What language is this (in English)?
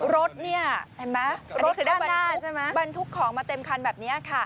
Thai